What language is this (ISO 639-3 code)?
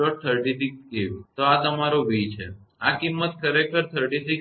guj